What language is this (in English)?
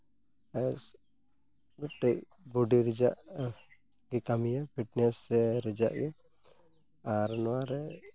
Santali